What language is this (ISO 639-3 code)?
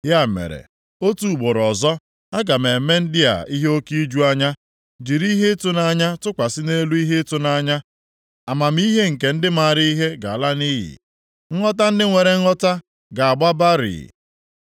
ibo